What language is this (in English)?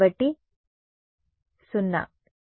Telugu